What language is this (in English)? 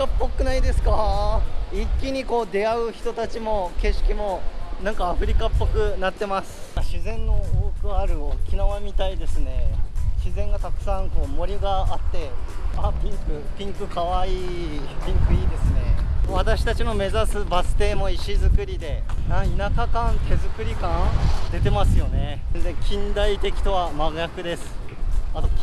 Japanese